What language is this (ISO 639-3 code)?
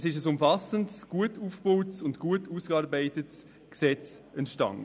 gsw